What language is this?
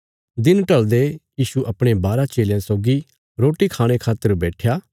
Bilaspuri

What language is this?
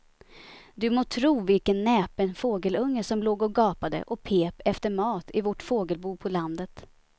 Swedish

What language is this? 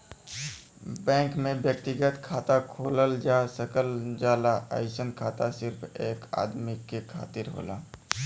Bhojpuri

